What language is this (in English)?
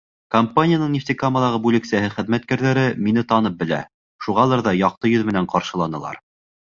Bashkir